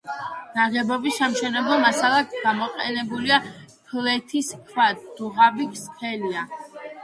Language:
Georgian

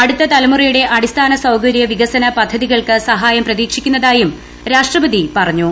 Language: Malayalam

